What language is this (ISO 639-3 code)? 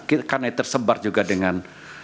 ind